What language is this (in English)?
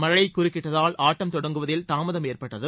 Tamil